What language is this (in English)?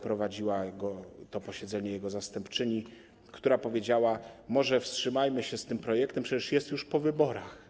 Polish